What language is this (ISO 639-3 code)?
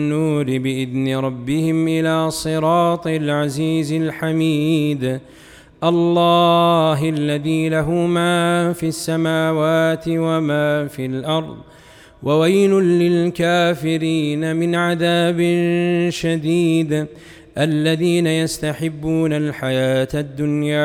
ara